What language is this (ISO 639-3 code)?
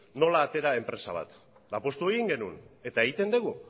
eus